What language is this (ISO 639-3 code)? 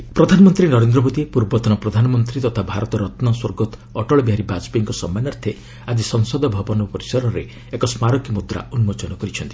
ori